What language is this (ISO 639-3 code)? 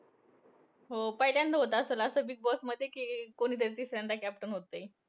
mar